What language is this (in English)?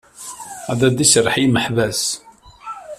Kabyle